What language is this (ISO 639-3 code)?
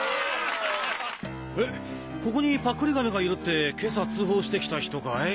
jpn